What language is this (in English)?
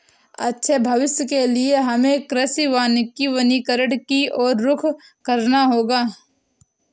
Hindi